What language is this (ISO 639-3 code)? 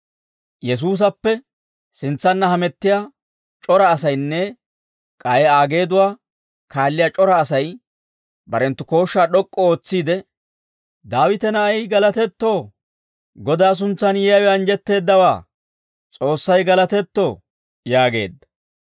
dwr